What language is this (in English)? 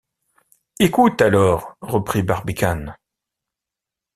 French